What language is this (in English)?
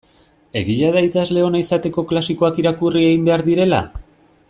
Basque